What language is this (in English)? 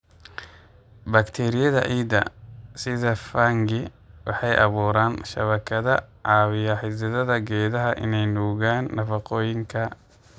Somali